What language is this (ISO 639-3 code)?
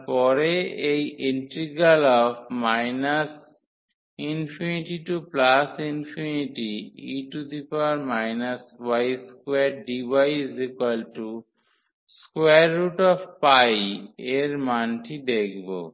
ben